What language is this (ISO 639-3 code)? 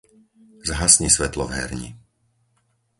slk